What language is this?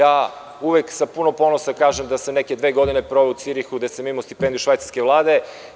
Serbian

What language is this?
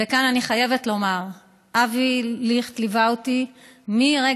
Hebrew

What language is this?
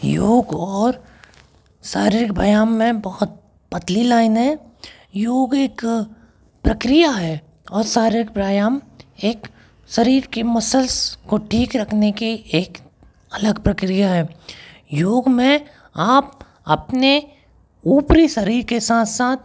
Hindi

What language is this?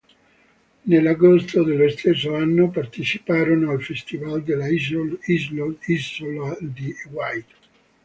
Italian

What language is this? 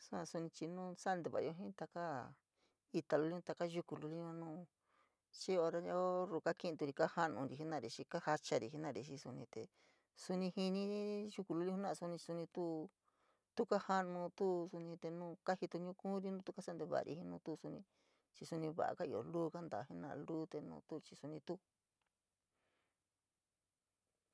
San Miguel El Grande Mixtec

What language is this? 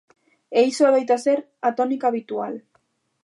Galician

